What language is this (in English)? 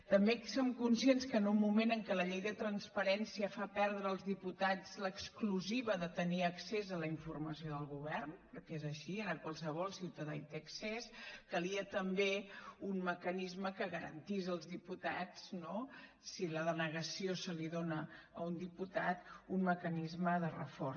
Catalan